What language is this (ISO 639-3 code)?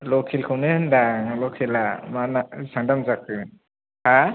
brx